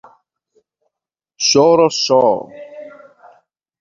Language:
Portuguese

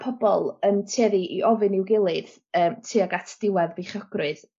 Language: Welsh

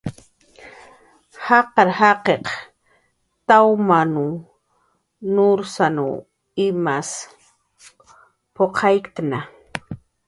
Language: Jaqaru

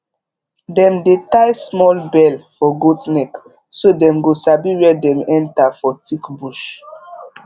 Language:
Nigerian Pidgin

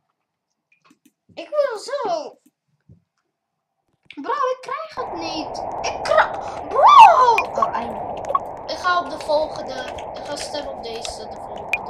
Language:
Dutch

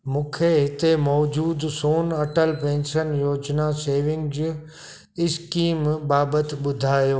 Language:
Sindhi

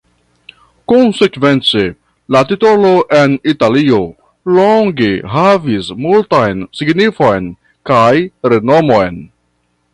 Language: Esperanto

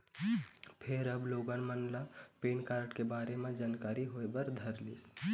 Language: Chhattisgarhi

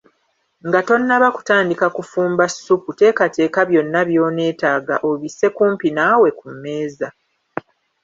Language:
Ganda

